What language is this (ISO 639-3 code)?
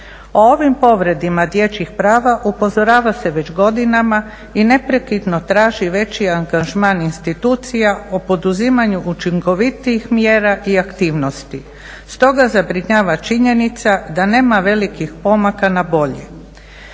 hrv